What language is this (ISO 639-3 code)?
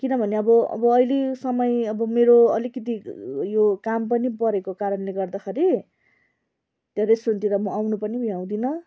nep